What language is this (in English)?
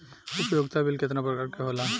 Bhojpuri